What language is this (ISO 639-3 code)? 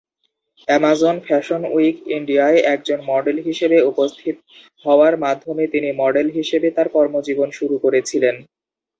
ben